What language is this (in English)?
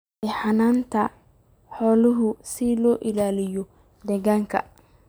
Somali